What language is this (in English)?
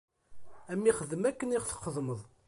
Kabyle